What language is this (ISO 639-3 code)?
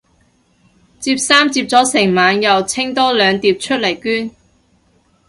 yue